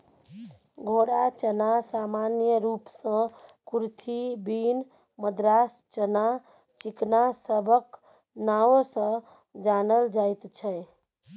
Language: Maithili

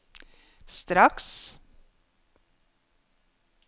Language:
Norwegian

